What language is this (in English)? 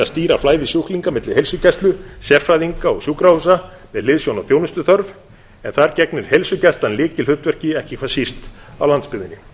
Icelandic